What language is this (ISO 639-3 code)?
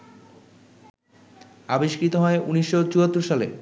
ben